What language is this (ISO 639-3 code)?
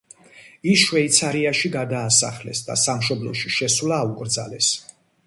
kat